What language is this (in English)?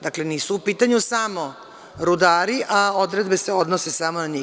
Serbian